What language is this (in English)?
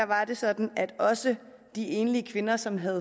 Danish